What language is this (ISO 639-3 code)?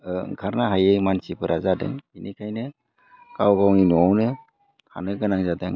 brx